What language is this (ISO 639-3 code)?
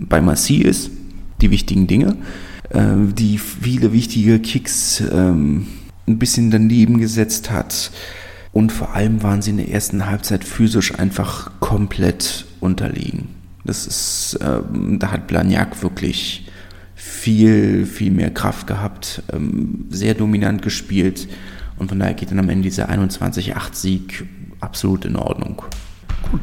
deu